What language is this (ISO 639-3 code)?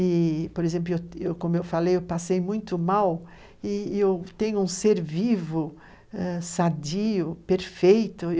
por